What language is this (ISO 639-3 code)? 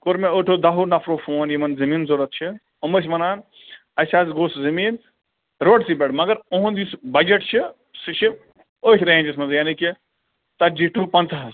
kas